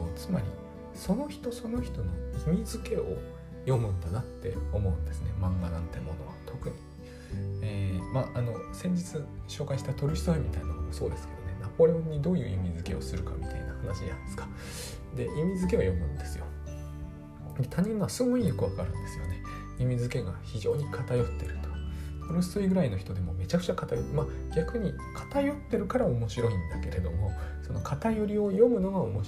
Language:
Japanese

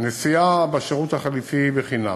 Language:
Hebrew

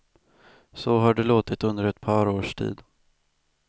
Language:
Swedish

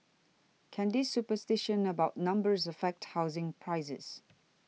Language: English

